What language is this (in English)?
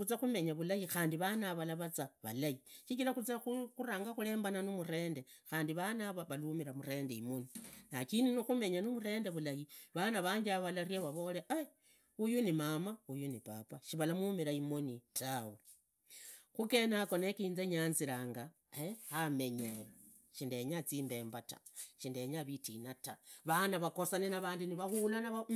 Idakho-Isukha-Tiriki